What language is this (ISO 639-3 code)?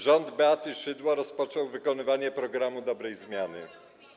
pol